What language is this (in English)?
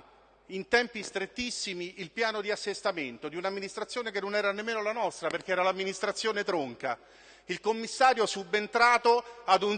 Italian